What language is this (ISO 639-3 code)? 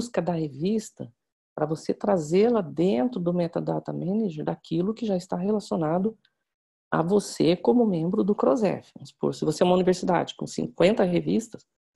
por